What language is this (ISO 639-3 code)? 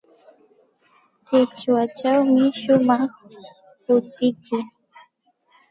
qxt